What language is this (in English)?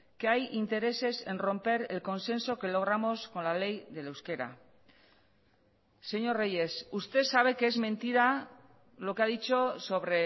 Spanish